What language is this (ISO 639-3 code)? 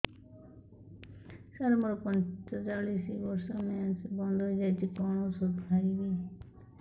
ori